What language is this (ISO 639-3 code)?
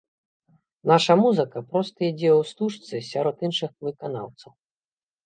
bel